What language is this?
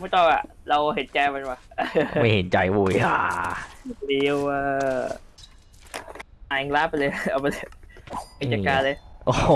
Thai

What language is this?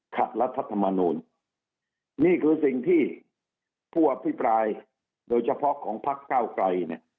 Thai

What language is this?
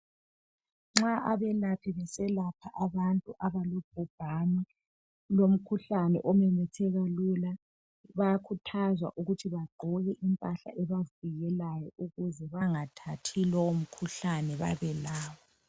North Ndebele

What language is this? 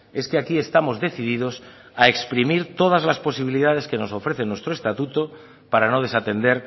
Spanish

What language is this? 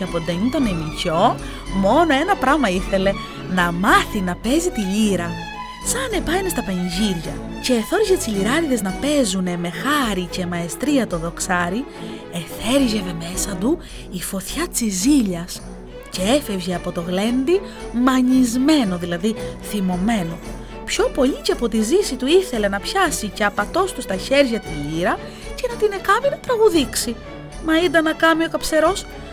Greek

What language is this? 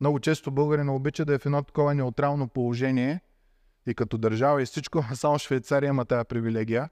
Bulgarian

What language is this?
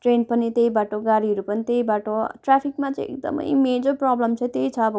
Nepali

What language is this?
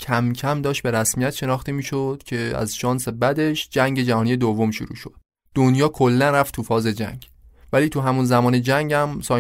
Persian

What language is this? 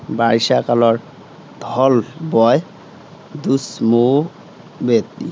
Assamese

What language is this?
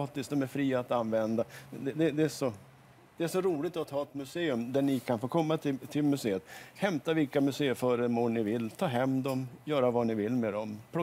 Swedish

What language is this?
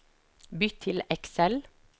Norwegian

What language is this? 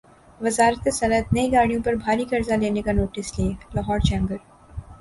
Urdu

